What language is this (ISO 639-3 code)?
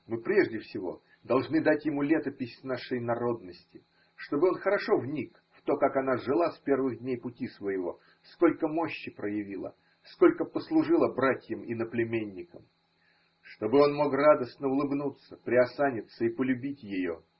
rus